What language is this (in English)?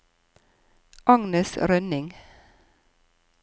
Norwegian